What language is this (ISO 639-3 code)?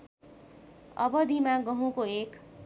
nep